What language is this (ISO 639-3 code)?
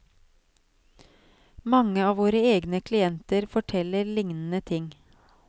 nor